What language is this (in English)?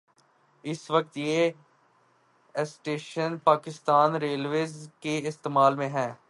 Urdu